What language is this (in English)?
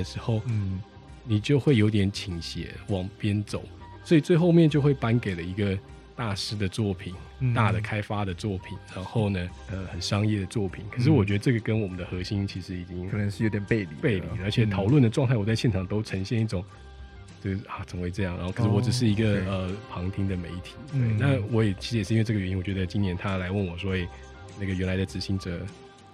Chinese